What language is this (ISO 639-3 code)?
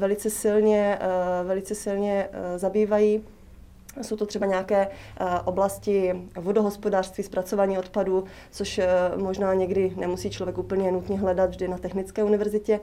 ces